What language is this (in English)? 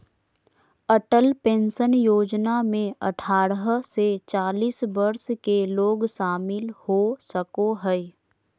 Magahi